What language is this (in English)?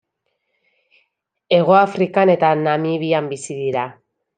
Basque